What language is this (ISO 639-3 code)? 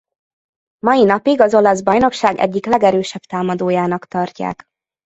hun